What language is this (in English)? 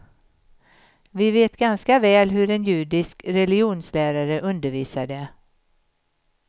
Swedish